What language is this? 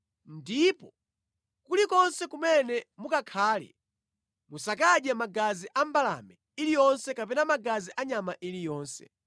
Nyanja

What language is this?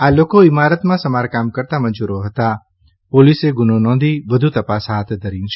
Gujarati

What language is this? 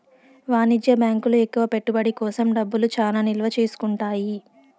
Telugu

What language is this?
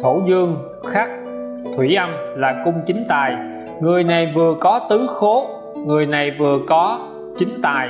Vietnamese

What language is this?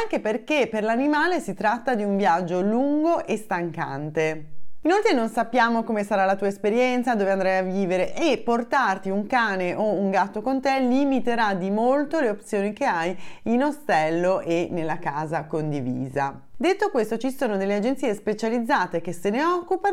Italian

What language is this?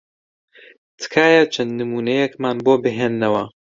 Central Kurdish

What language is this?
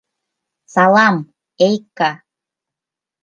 Mari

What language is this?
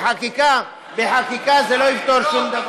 Hebrew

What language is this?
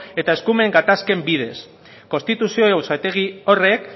Basque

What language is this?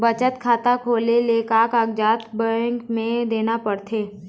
Chhattisgarhi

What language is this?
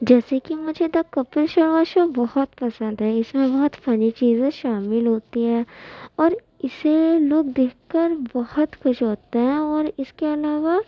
Urdu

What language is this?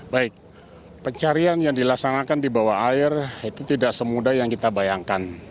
Indonesian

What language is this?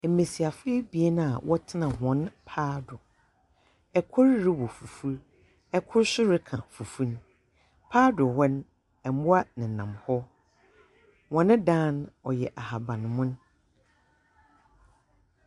Akan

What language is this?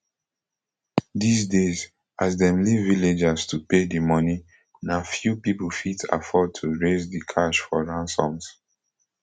Nigerian Pidgin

